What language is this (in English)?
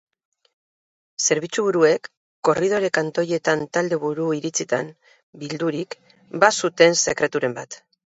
Basque